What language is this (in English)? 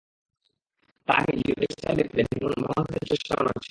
Bangla